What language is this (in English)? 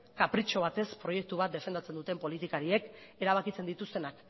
Basque